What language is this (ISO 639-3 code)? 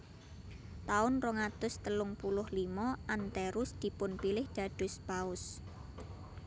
jav